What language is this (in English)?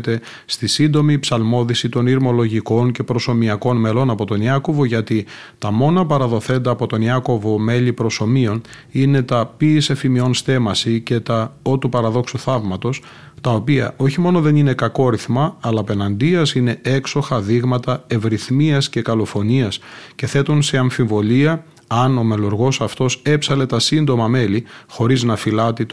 Greek